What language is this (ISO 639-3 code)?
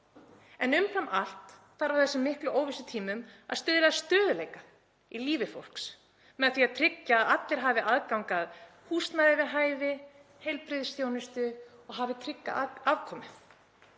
isl